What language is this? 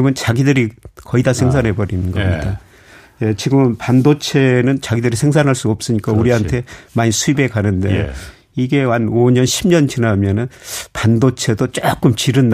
Korean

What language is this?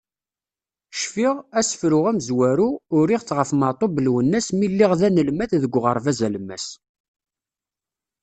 Kabyle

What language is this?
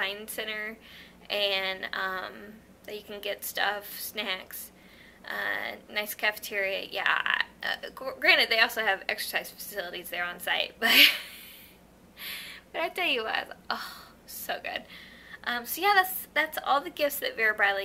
English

